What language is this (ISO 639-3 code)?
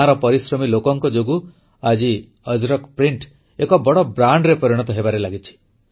ori